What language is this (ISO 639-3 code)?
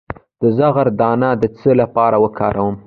pus